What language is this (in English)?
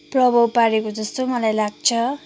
Nepali